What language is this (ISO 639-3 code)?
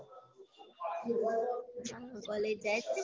guj